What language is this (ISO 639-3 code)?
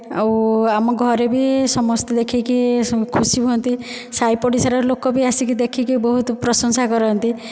ori